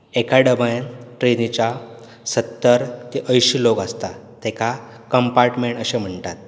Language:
Konkani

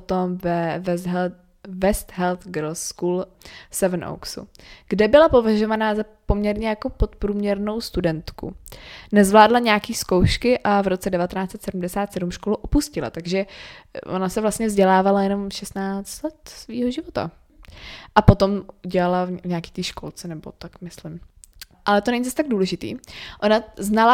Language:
Czech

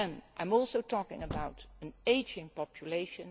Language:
English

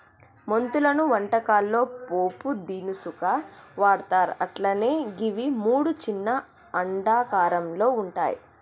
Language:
Telugu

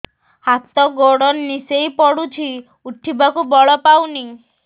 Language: Odia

